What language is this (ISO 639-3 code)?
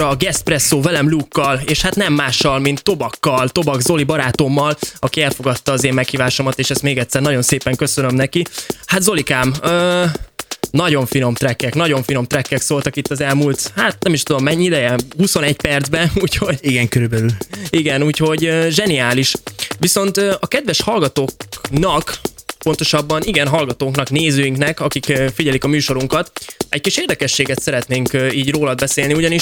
hun